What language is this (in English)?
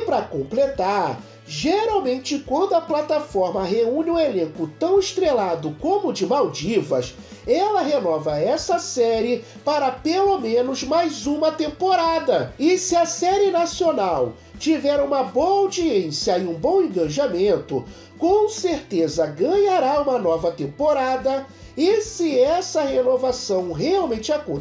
Portuguese